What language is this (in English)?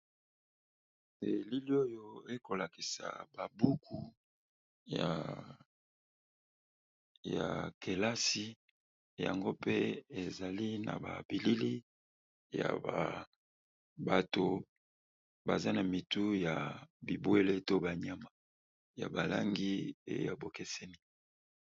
Lingala